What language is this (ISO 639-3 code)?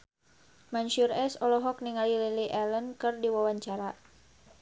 sun